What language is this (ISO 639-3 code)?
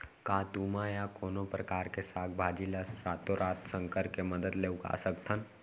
hne